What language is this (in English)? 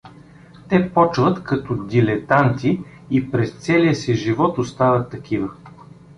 Bulgarian